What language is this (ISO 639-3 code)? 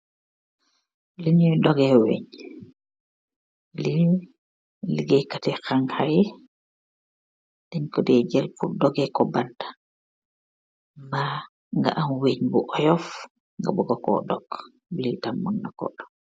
wol